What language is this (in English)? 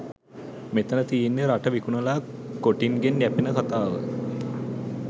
Sinhala